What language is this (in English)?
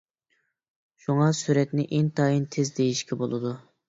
Uyghur